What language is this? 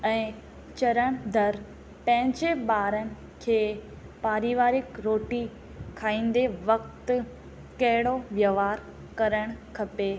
Sindhi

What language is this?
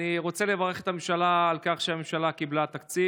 Hebrew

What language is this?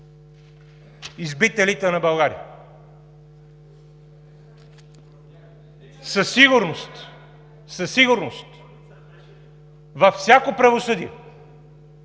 Bulgarian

